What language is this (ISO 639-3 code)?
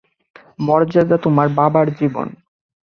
ben